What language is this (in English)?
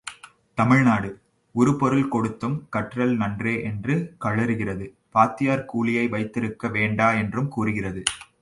Tamil